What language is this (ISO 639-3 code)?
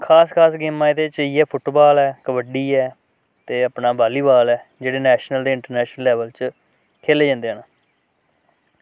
doi